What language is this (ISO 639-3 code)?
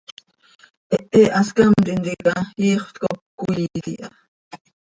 sei